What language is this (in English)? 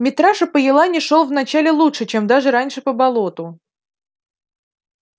Russian